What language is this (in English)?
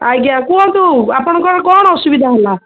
Odia